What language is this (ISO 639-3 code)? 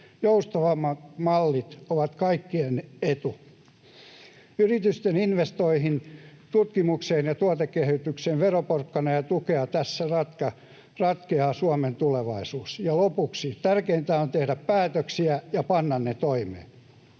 fin